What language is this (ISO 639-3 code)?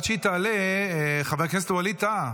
heb